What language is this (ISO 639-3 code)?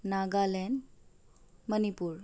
asm